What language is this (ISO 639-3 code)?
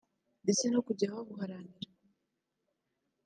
kin